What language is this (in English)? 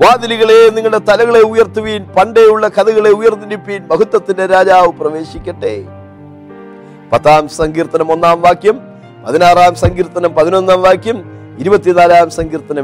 Malayalam